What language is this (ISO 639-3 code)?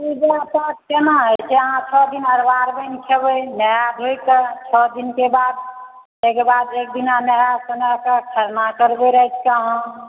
mai